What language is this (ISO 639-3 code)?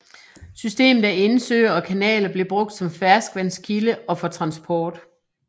dan